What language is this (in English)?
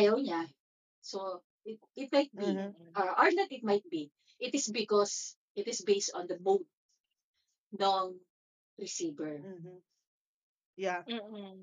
Filipino